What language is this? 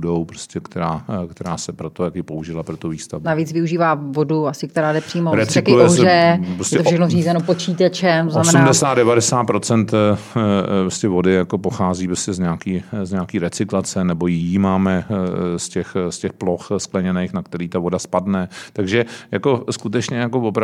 Czech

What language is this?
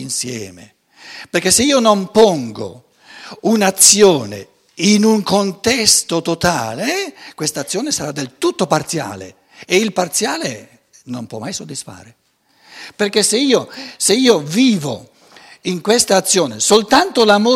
Italian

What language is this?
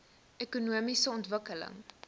Afrikaans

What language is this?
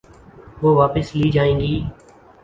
Urdu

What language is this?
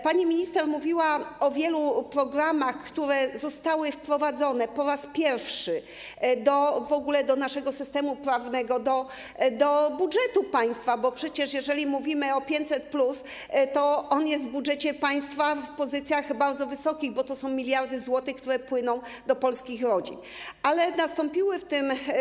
Polish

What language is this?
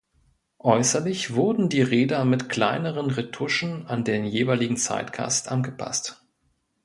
German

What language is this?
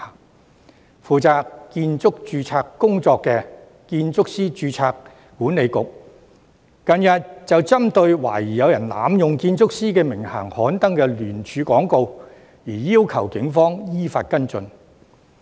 Cantonese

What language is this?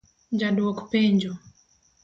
Luo (Kenya and Tanzania)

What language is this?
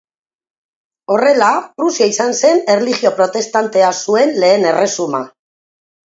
Basque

